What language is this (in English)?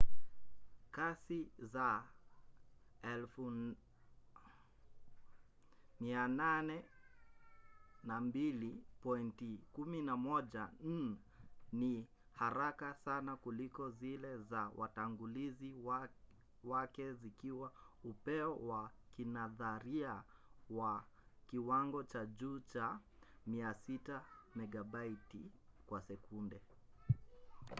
Swahili